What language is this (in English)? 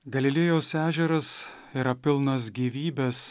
Lithuanian